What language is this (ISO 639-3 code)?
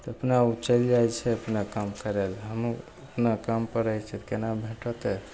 mai